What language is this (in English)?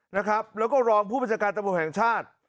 Thai